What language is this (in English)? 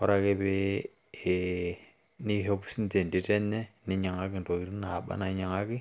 Masai